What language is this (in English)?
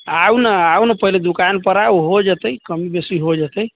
Maithili